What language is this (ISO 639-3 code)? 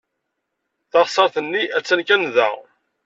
kab